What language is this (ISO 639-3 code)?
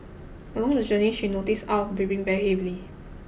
eng